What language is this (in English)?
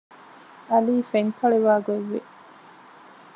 Divehi